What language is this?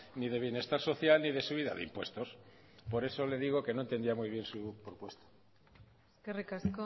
Spanish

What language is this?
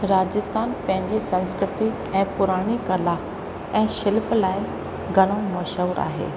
Sindhi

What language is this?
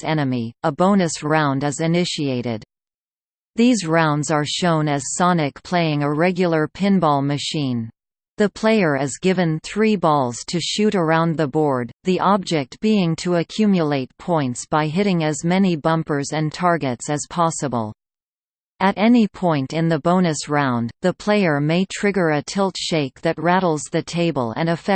English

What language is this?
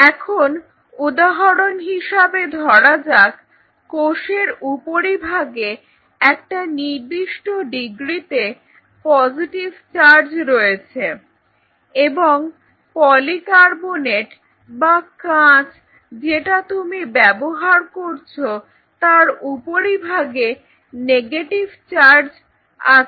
Bangla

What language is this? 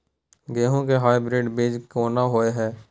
Maithili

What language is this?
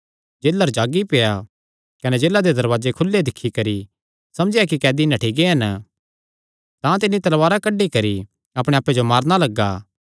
Kangri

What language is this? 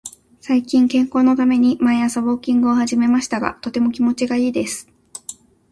Japanese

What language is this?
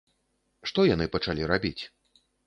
Belarusian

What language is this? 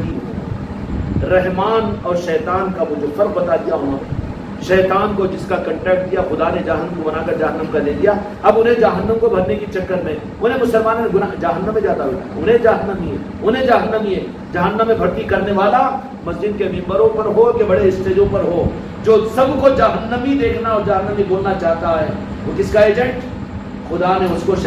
Hindi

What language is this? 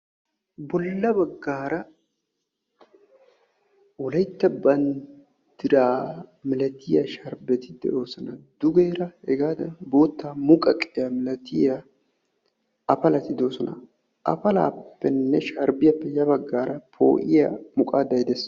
Wolaytta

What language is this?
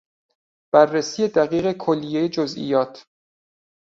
Persian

